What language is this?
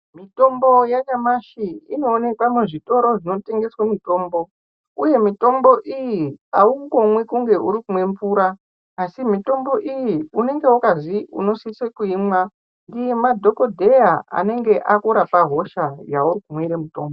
Ndau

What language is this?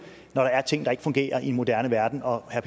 Danish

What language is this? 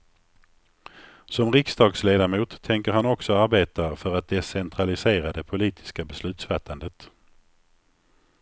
Swedish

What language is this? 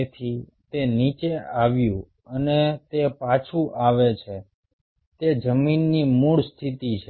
Gujarati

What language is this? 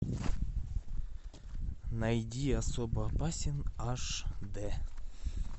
Russian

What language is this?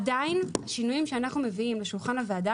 Hebrew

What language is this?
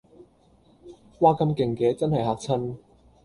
Cantonese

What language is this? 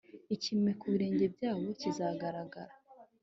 Kinyarwanda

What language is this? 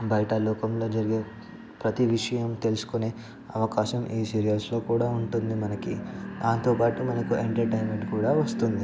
Telugu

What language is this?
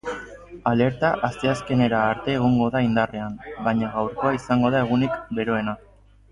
Basque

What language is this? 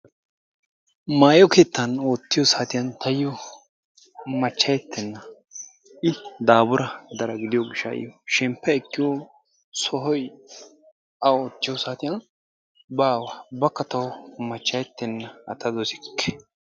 Wolaytta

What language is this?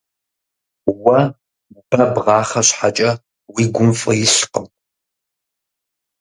Kabardian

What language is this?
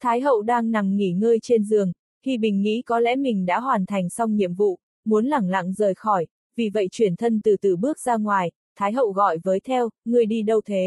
Vietnamese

